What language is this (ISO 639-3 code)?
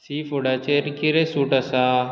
kok